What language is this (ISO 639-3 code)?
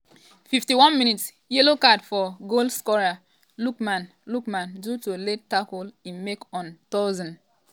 pcm